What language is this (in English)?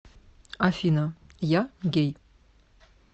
Russian